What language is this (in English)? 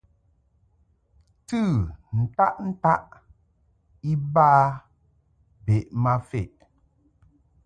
Mungaka